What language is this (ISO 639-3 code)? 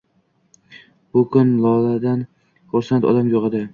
uzb